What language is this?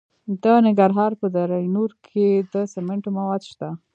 Pashto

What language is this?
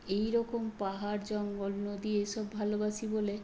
Bangla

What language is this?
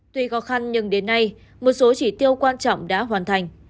Vietnamese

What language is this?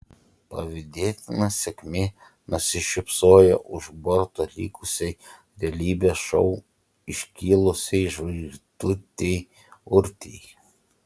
Lithuanian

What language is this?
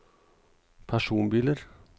Norwegian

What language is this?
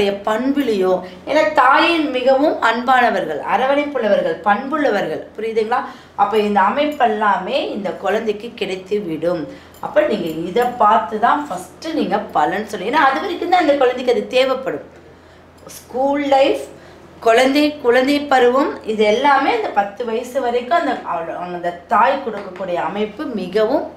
Tamil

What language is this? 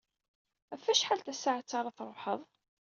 Kabyle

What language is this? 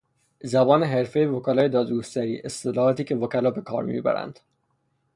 Persian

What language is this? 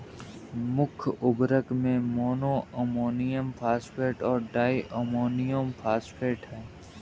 Hindi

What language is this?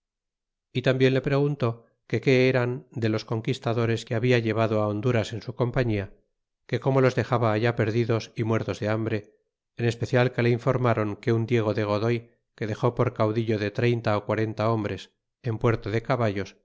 Spanish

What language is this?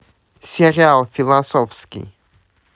Russian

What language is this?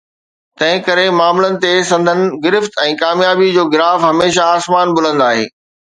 Sindhi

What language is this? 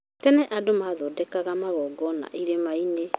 Kikuyu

